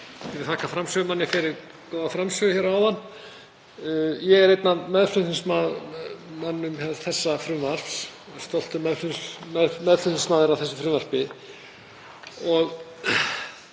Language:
Icelandic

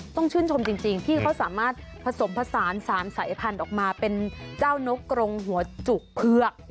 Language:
Thai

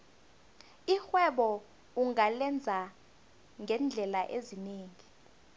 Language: South Ndebele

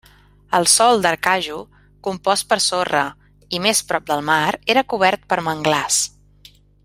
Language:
Catalan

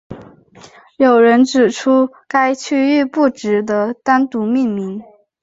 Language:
Chinese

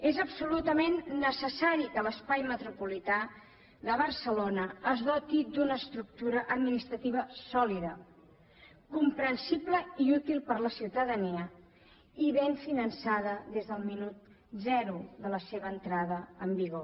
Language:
Catalan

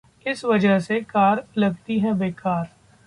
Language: Hindi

